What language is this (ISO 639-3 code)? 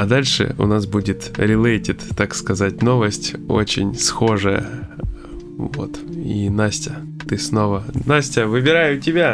rus